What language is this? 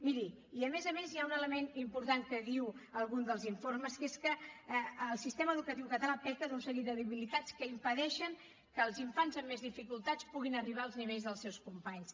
Catalan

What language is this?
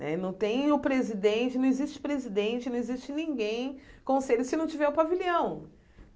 Portuguese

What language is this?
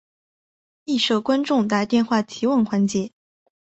Chinese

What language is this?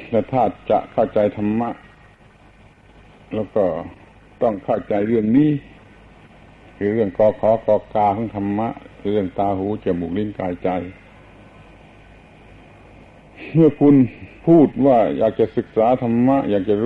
Thai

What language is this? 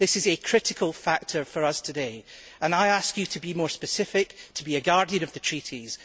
English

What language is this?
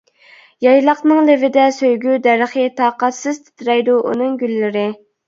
Uyghur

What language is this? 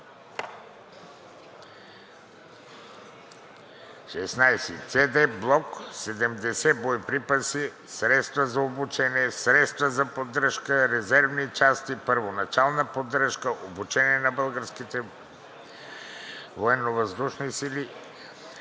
Bulgarian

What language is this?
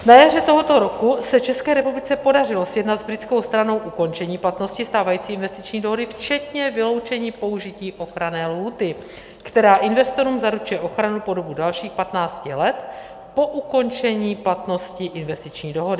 Czech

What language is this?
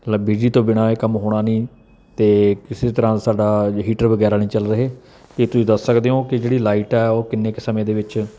Punjabi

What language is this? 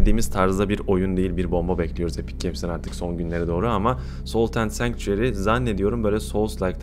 Turkish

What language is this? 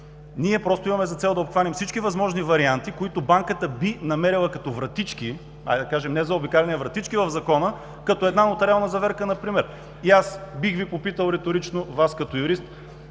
Bulgarian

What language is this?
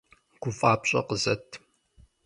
Kabardian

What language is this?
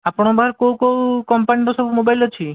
Odia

